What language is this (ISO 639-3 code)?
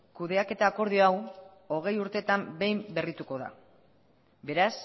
eus